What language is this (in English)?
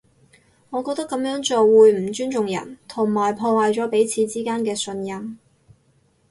Cantonese